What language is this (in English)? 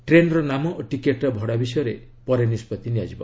Odia